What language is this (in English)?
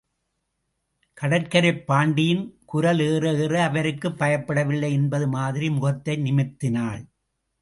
Tamil